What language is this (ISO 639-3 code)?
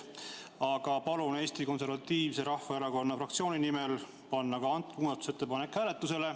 est